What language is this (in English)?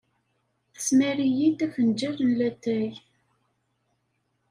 Kabyle